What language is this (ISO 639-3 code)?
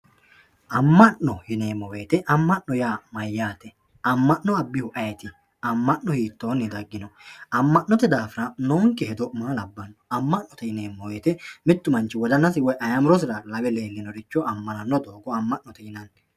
sid